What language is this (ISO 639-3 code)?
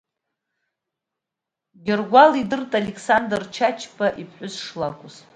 abk